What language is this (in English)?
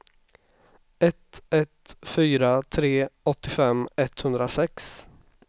Swedish